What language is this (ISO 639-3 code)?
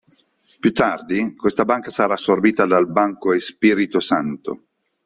ita